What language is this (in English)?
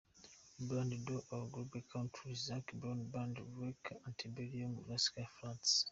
Kinyarwanda